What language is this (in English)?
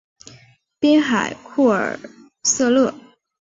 Chinese